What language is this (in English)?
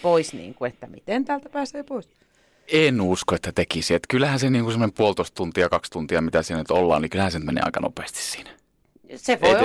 Finnish